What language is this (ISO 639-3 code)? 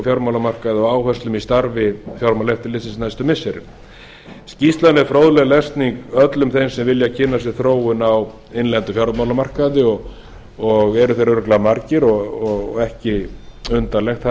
isl